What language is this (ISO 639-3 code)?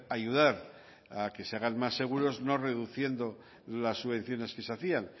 spa